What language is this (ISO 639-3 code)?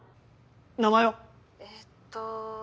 jpn